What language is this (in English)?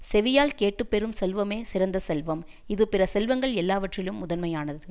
Tamil